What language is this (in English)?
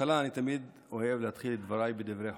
Hebrew